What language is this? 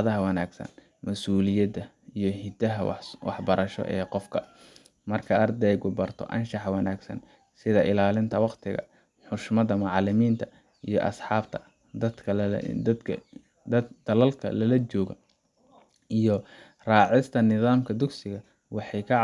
Somali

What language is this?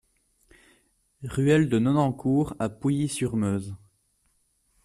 French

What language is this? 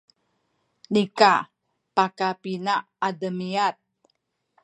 Sakizaya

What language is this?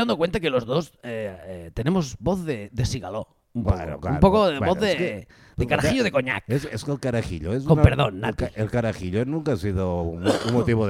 Spanish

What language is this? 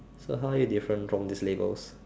English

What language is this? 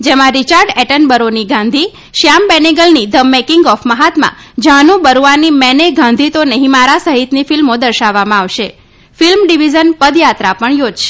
Gujarati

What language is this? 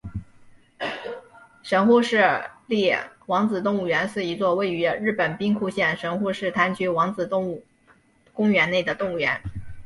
Chinese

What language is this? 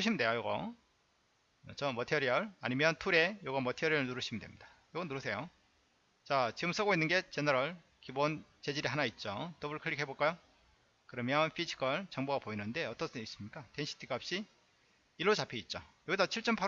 Korean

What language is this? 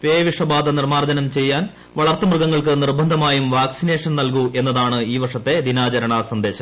Malayalam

